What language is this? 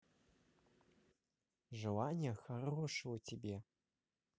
Russian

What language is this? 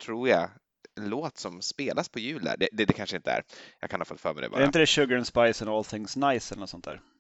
Swedish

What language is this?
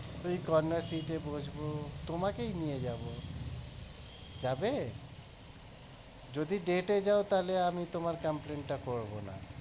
Bangla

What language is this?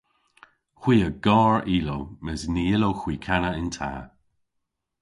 Cornish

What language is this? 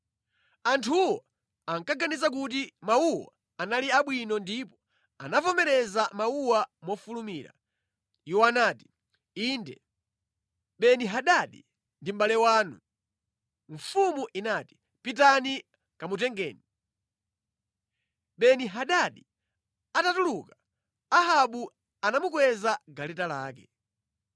Nyanja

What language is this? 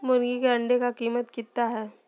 Magahi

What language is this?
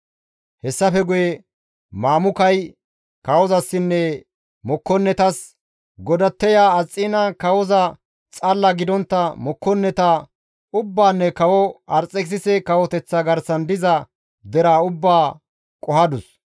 Gamo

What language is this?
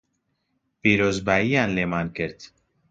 Central Kurdish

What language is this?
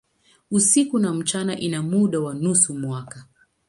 Swahili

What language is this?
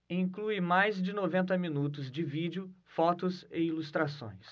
Portuguese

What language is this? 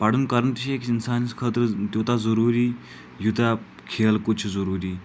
Kashmiri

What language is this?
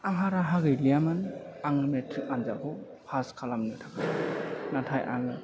Bodo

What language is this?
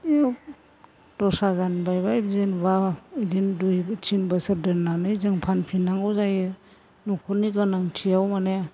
Bodo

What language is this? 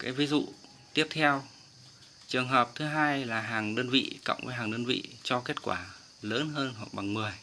Vietnamese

